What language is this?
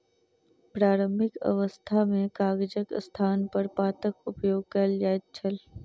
Maithili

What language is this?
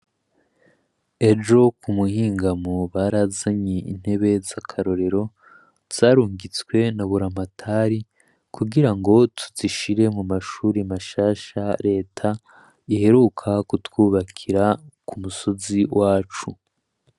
Rundi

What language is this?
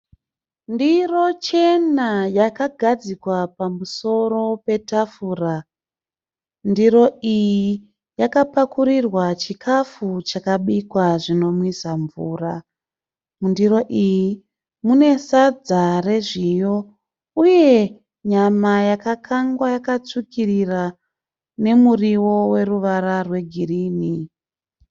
Shona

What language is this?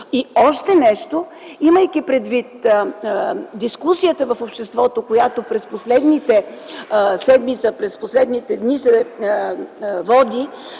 Bulgarian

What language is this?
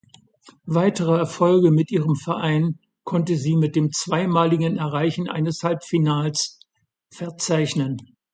German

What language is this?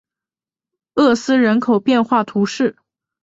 Chinese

